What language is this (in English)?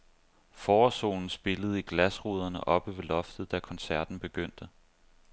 Danish